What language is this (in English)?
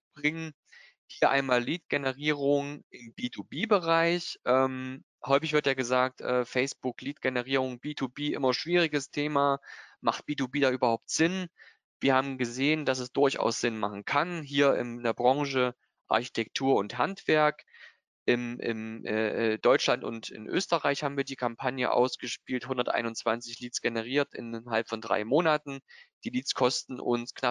German